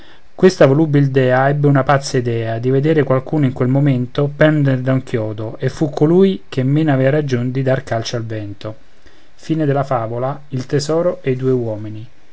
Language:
Italian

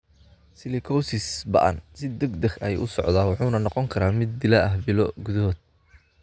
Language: Somali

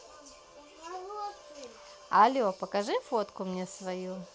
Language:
Russian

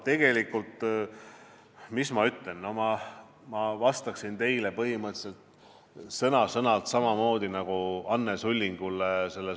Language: Estonian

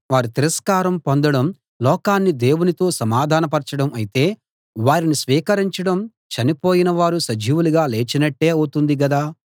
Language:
Telugu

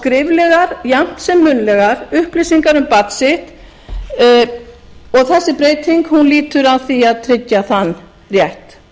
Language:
Icelandic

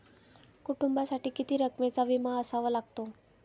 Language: Marathi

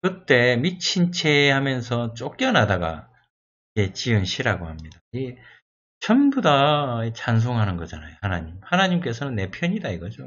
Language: Korean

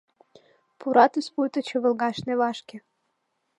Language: Mari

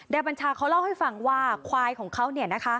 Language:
Thai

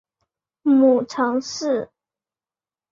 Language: Chinese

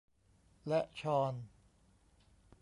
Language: Thai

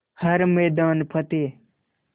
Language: Hindi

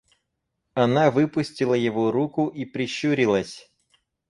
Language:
Russian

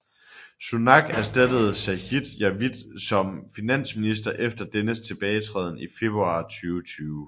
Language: Danish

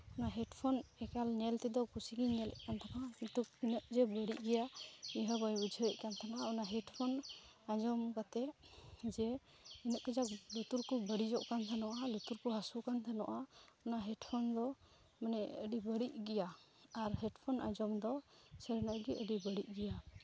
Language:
Santali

